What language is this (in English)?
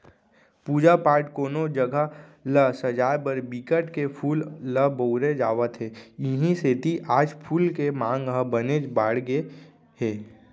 Chhattisgarhi